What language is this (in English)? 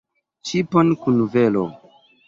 Esperanto